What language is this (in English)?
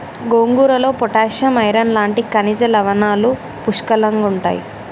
Telugu